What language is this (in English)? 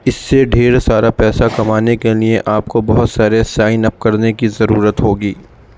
Urdu